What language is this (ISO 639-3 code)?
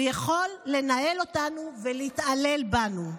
heb